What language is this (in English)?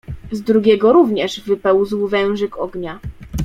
Polish